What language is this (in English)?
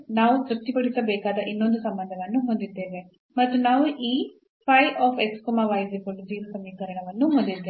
Kannada